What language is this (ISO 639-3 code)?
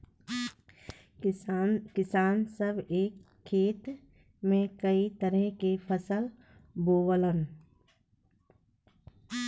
bho